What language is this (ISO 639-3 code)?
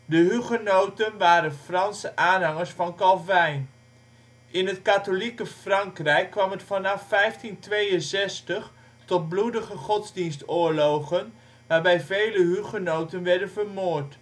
nld